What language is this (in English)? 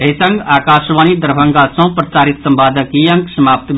Maithili